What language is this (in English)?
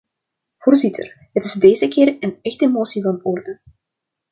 Dutch